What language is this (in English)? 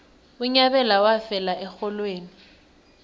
South Ndebele